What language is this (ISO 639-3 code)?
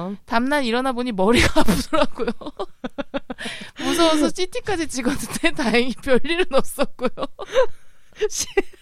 kor